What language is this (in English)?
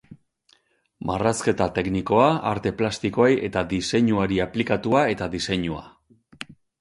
Basque